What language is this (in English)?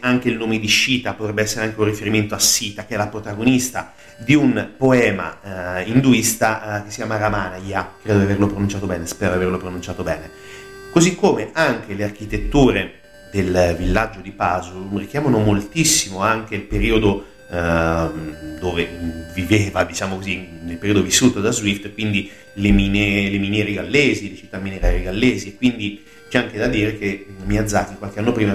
Italian